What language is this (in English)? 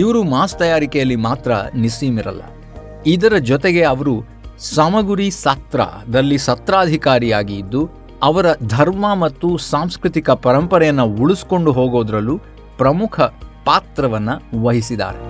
Kannada